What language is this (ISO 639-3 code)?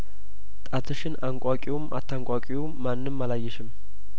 amh